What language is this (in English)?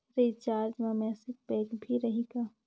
Chhattisgarhi